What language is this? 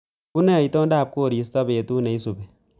Kalenjin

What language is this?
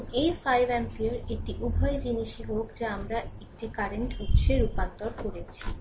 Bangla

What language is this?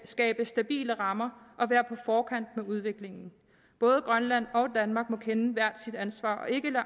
Danish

